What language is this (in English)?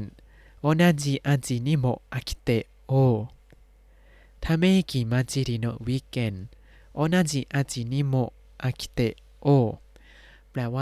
Thai